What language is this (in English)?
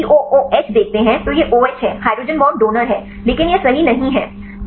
Hindi